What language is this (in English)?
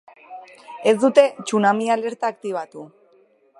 Basque